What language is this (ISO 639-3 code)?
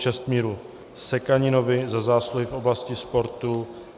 ces